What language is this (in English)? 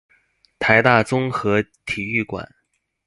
Chinese